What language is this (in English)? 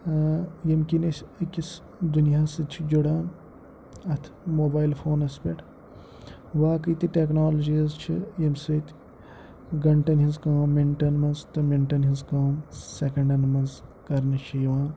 Kashmiri